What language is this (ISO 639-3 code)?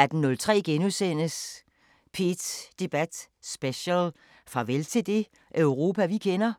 dan